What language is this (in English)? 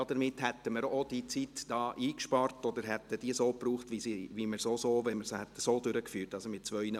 Swiss German